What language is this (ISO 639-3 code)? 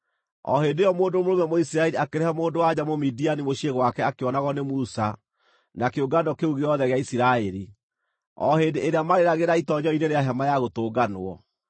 kik